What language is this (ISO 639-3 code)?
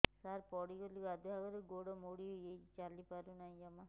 ori